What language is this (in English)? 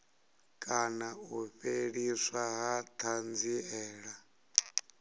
Venda